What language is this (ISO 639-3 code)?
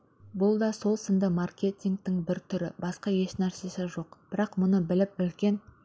kaz